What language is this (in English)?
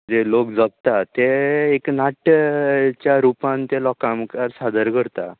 Konkani